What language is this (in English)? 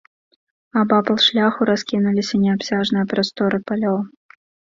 Belarusian